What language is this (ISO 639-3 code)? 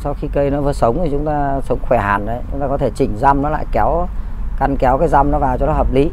vie